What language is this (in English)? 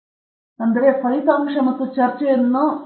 Kannada